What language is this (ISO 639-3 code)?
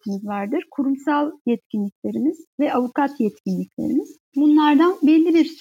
tur